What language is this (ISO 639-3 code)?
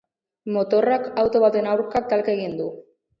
eus